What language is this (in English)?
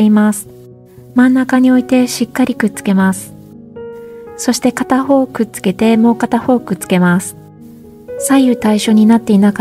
Japanese